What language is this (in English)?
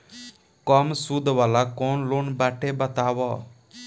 Bhojpuri